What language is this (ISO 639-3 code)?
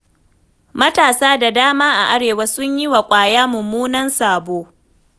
hau